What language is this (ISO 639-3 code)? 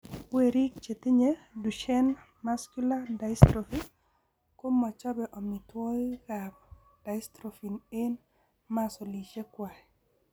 kln